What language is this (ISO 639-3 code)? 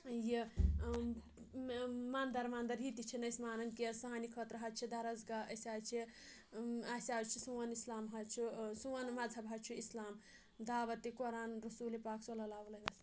kas